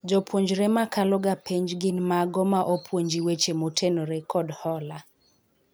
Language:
Luo (Kenya and Tanzania)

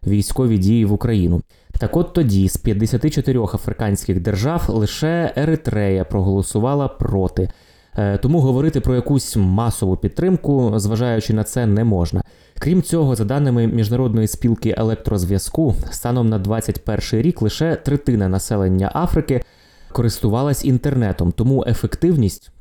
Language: Ukrainian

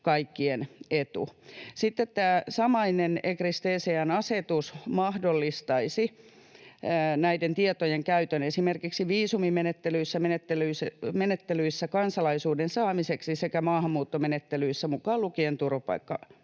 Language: Finnish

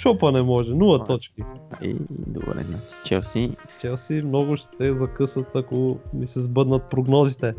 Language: Bulgarian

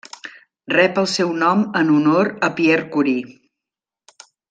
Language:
Catalan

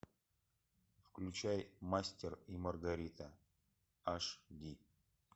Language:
Russian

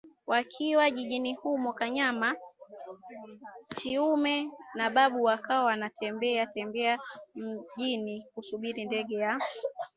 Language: Swahili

